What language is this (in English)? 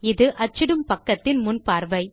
Tamil